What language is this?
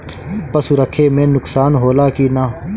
Bhojpuri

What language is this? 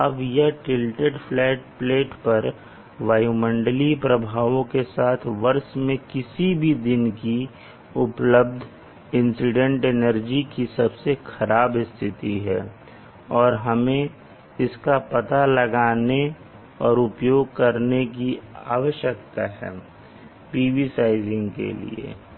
Hindi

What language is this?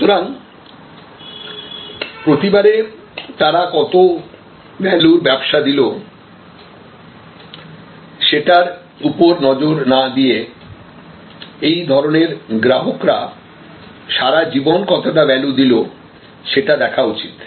Bangla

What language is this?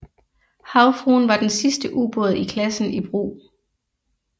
Danish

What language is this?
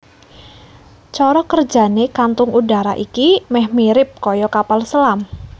Javanese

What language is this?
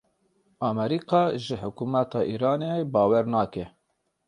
Kurdish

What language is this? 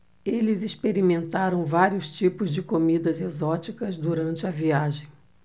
Portuguese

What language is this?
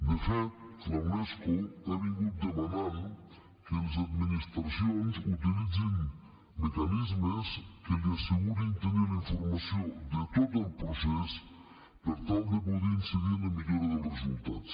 Catalan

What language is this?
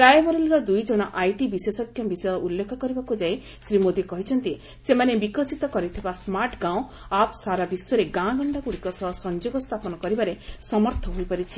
Odia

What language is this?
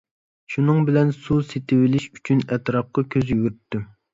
Uyghur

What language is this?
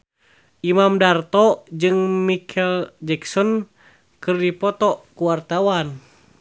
Sundanese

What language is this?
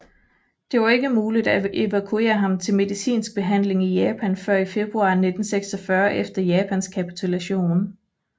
Danish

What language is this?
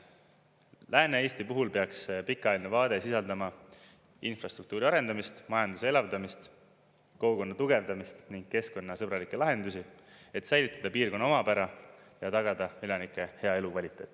Estonian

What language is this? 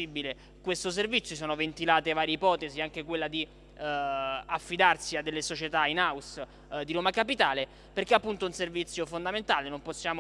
Italian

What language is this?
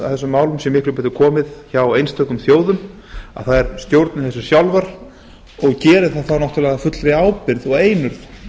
Icelandic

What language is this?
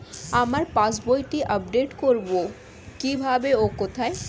Bangla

